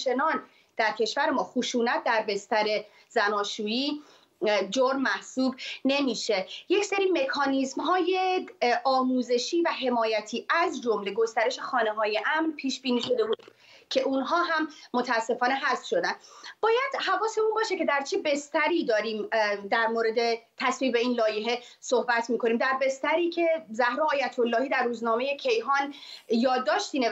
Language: Persian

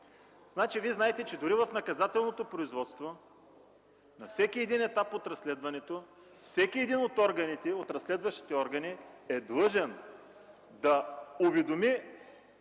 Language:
Bulgarian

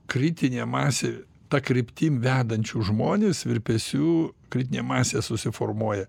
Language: Lithuanian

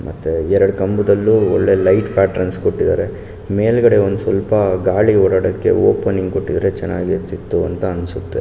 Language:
Kannada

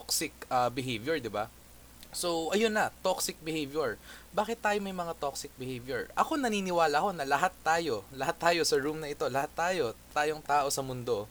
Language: Filipino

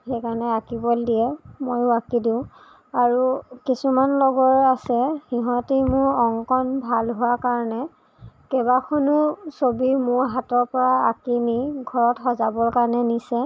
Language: Assamese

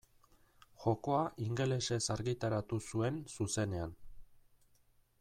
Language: Basque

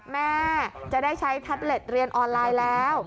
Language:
Thai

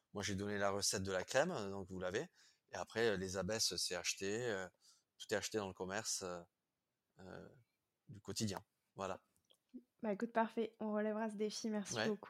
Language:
French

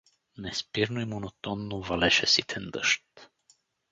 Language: Bulgarian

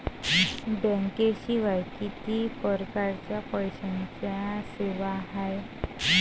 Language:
Marathi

